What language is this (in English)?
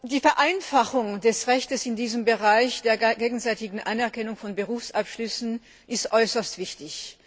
German